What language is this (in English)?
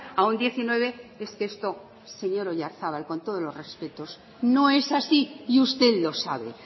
Spanish